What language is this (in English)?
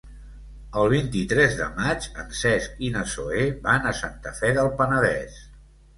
Catalan